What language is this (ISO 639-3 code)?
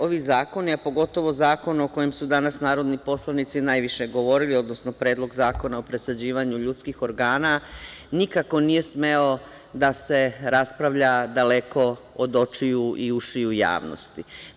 srp